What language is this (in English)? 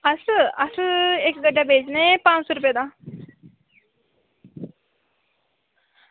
Dogri